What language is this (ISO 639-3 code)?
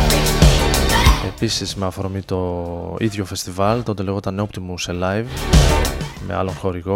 ell